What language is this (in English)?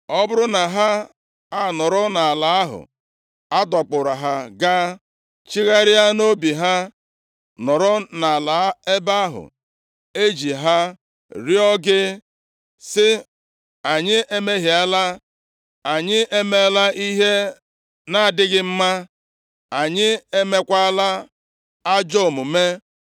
Igbo